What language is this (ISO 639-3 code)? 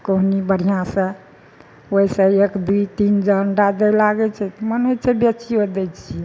mai